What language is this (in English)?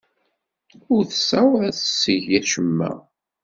Kabyle